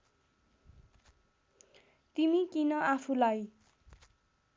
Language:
Nepali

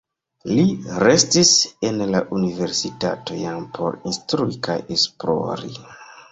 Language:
Esperanto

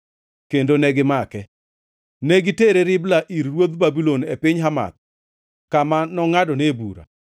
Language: Luo (Kenya and Tanzania)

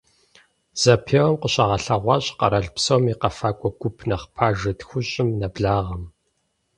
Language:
Kabardian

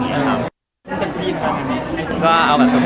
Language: Thai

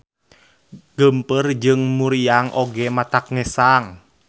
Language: Sundanese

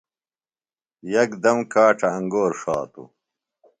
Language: Phalura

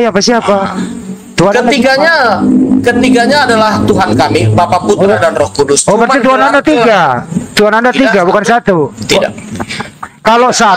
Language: Indonesian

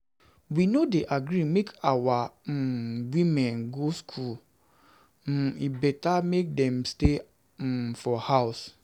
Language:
Nigerian Pidgin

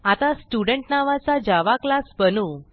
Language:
Marathi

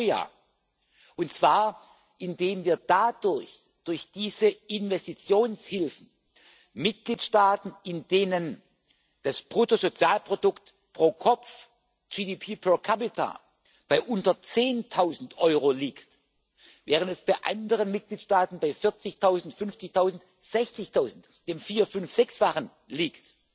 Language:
German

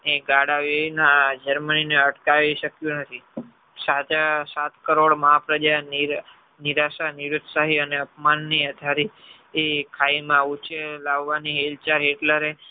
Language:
Gujarati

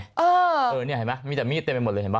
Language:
Thai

